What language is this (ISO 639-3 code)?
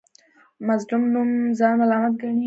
pus